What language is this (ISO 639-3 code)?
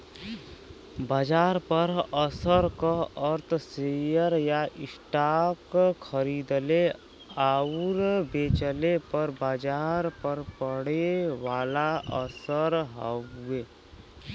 bho